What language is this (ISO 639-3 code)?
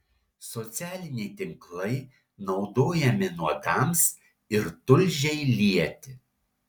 lit